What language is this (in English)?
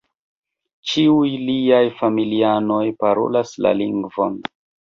Esperanto